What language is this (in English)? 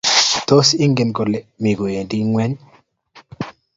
Kalenjin